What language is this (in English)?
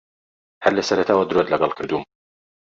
Central Kurdish